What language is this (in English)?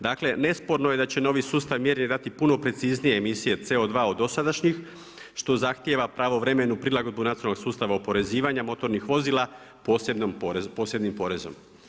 Croatian